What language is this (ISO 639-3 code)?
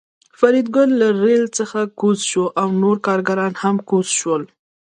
pus